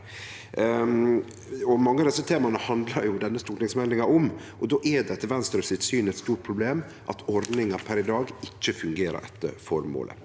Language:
Norwegian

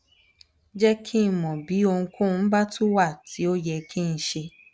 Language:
Yoruba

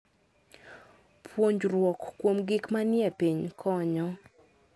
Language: Luo (Kenya and Tanzania)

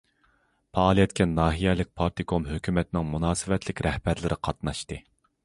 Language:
Uyghur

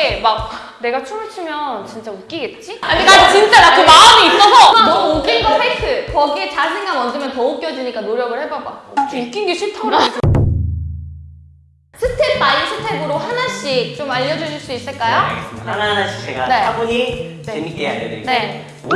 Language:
Korean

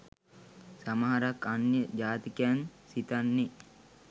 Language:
Sinhala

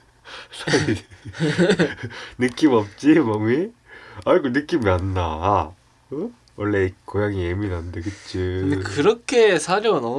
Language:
Korean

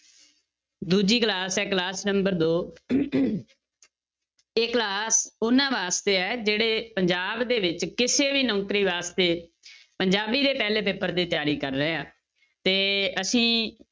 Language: Punjabi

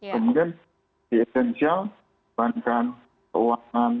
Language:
Indonesian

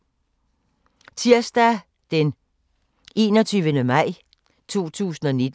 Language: Danish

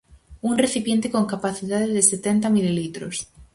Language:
Galician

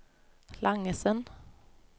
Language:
Norwegian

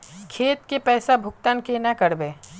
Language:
Magahi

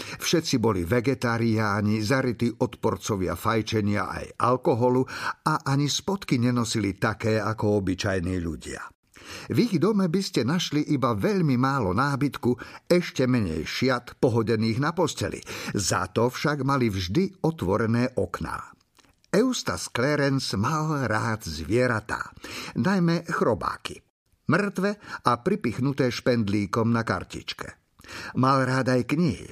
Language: Slovak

